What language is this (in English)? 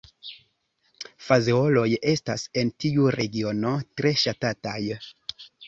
Esperanto